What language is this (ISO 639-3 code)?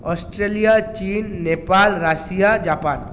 ben